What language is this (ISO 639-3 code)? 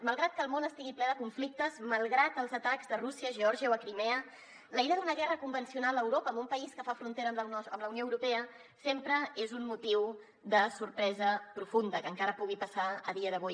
cat